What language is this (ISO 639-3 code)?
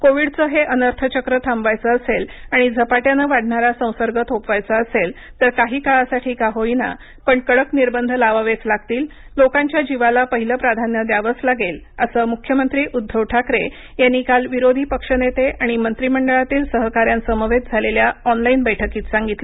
mar